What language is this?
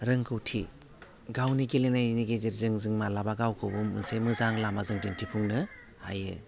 Bodo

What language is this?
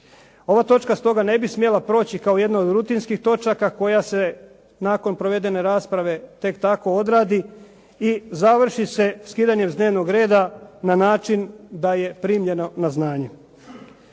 Croatian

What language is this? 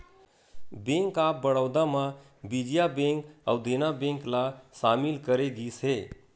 Chhattisgarhi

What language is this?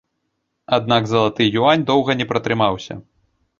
Belarusian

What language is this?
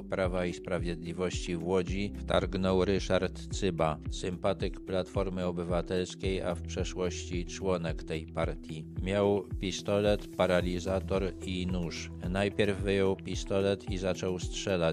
Polish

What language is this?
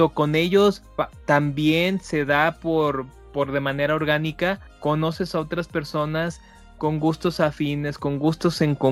Spanish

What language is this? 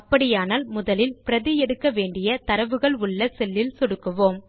Tamil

